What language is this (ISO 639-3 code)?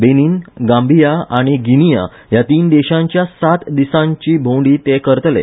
kok